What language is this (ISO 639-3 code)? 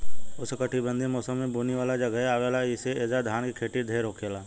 bho